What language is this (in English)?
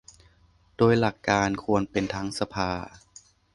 Thai